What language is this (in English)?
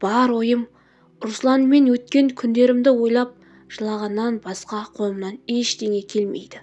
Turkish